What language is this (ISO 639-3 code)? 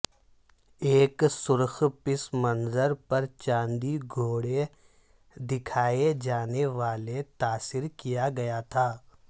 urd